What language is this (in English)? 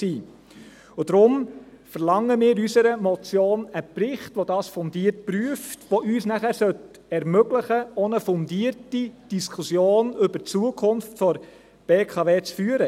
Swiss German